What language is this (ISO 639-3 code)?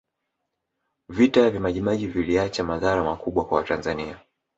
swa